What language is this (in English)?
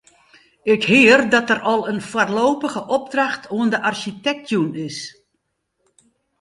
Western Frisian